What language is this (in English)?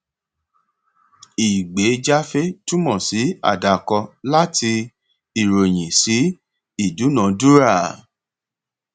Yoruba